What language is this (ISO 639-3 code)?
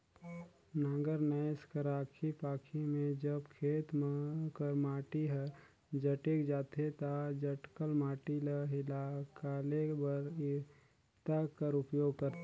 hne